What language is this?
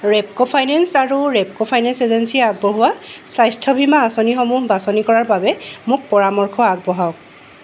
Assamese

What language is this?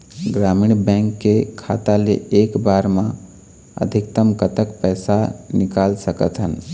Chhattisgarhi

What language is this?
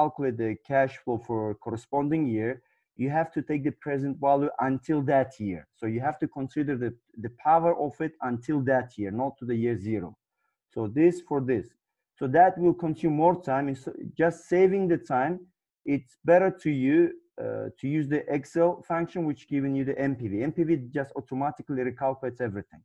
English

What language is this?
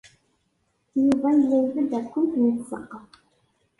Kabyle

